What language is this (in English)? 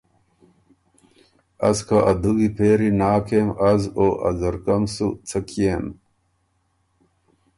Ormuri